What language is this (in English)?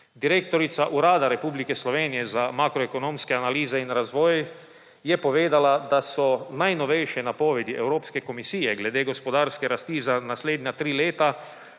Slovenian